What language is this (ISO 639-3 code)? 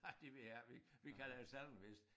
dan